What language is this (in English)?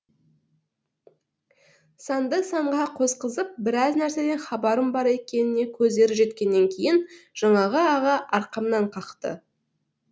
Kazakh